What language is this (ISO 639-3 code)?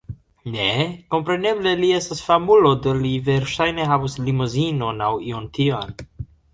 epo